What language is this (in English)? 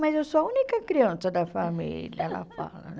Portuguese